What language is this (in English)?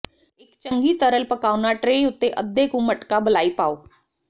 Punjabi